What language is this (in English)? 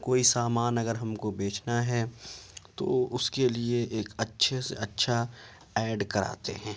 Urdu